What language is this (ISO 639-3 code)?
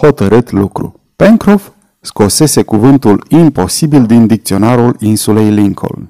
ron